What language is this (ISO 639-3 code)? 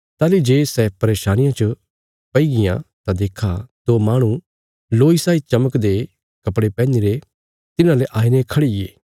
kfs